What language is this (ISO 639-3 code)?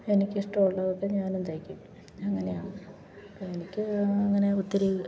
mal